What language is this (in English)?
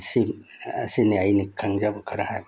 Manipuri